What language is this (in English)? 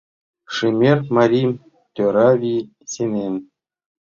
Mari